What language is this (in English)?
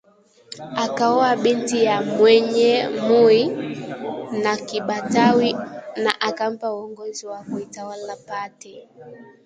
Swahili